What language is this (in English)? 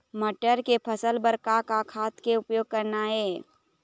Chhattisgarhi